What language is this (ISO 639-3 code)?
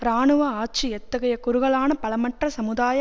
tam